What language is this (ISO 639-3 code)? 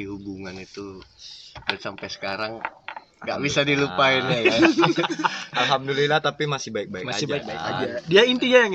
ind